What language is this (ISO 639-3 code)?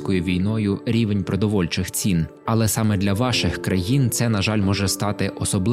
ukr